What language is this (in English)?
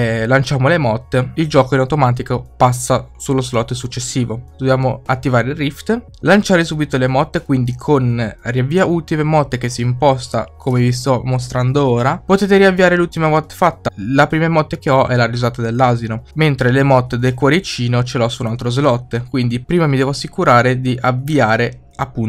Italian